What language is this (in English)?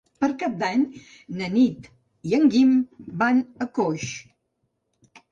Catalan